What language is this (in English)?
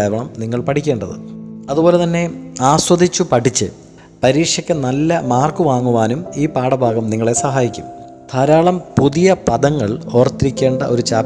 Malayalam